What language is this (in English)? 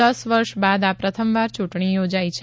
Gujarati